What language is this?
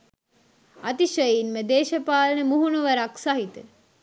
Sinhala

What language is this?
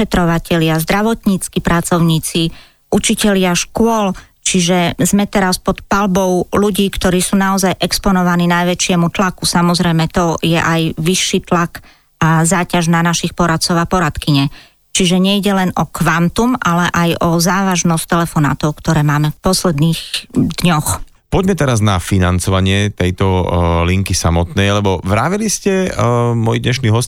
Slovak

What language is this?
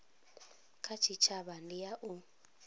Venda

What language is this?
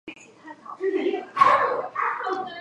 Chinese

